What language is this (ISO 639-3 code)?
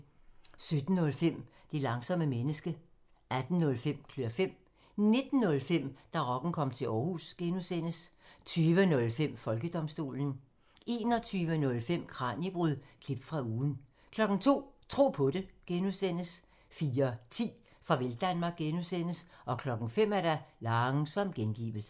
dan